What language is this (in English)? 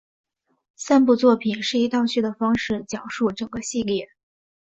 Chinese